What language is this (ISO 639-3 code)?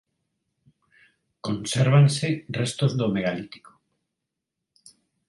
glg